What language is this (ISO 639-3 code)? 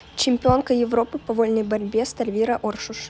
rus